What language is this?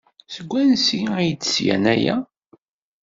Kabyle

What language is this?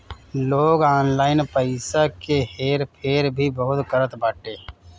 Bhojpuri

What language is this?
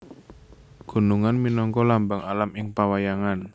Javanese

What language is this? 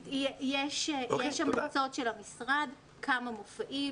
Hebrew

